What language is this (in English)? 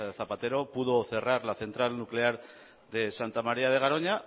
Spanish